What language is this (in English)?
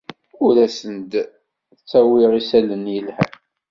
Kabyle